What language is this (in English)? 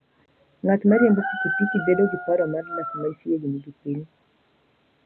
Luo (Kenya and Tanzania)